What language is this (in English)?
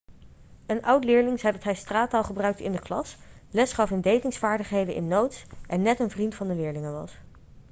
Dutch